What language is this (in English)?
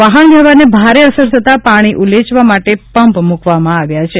Gujarati